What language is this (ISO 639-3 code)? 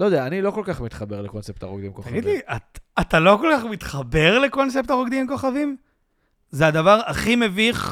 heb